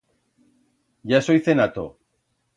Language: Aragonese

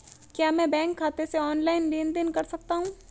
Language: Hindi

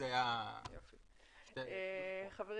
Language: Hebrew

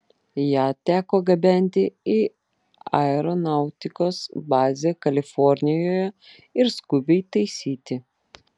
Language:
Lithuanian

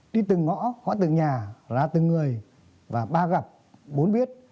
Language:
Vietnamese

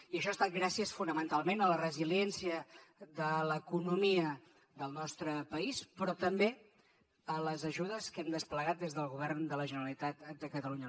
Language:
Catalan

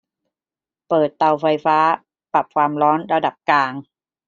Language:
Thai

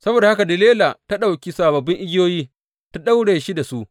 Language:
Hausa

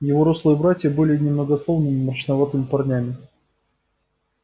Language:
Russian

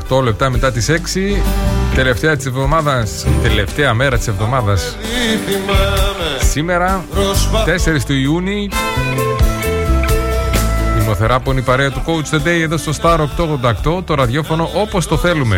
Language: Greek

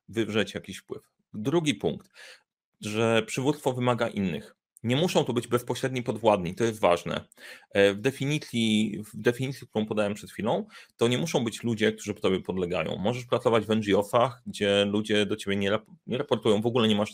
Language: Polish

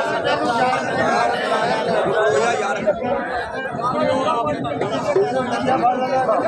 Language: Punjabi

